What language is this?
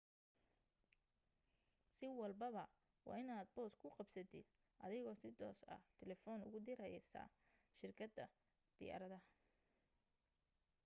Somali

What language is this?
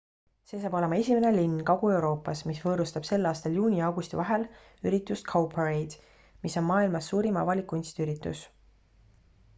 Estonian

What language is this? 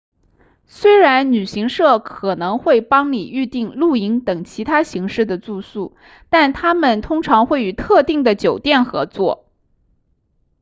Chinese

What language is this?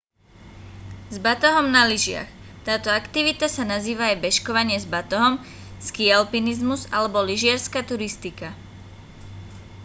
Slovak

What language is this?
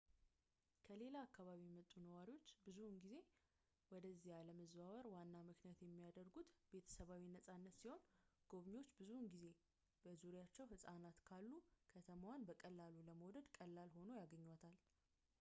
Amharic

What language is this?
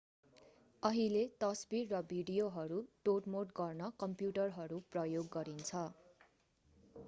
Nepali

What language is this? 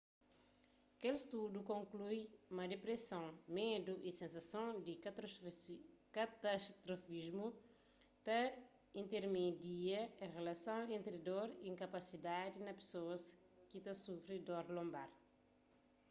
Kabuverdianu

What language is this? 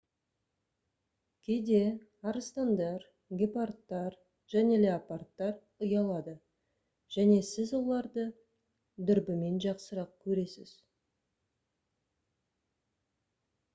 Kazakh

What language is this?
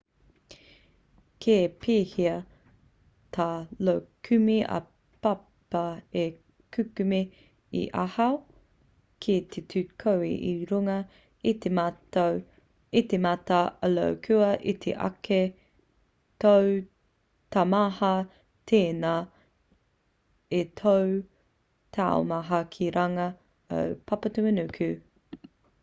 Māori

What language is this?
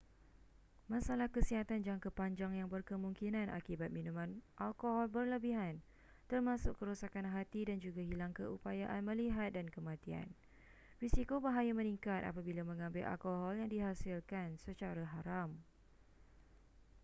Malay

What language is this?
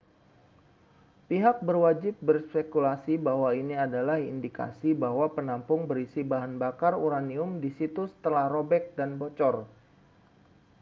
Indonesian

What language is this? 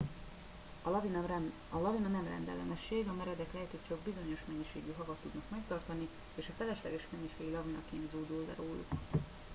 Hungarian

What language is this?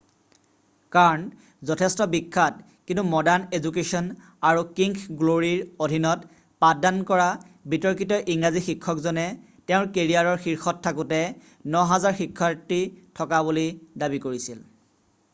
Assamese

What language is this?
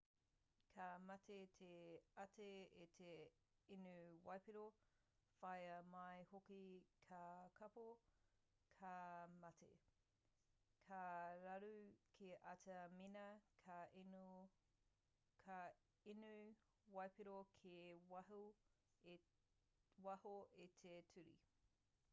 Māori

